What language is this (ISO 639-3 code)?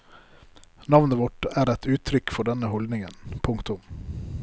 nor